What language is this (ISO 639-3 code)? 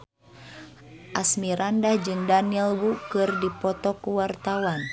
sun